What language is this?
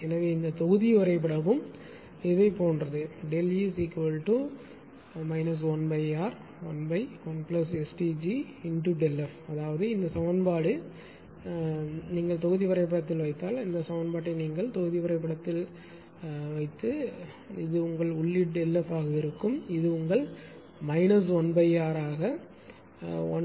Tamil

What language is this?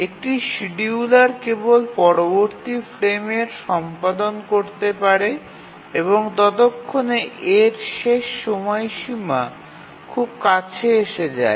Bangla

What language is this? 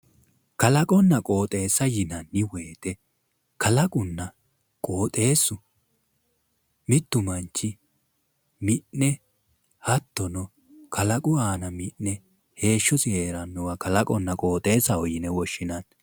Sidamo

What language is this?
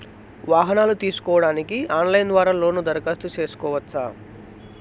Telugu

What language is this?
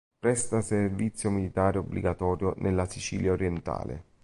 Italian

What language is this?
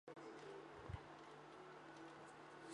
Chinese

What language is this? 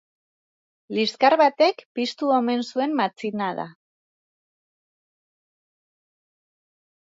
Basque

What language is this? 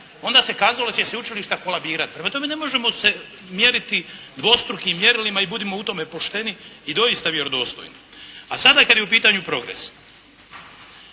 Croatian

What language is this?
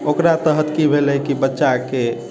Maithili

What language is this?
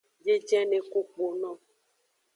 Aja (Benin)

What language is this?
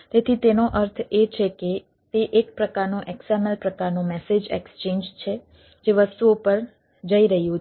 Gujarati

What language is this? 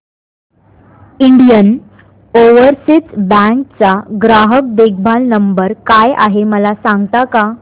Marathi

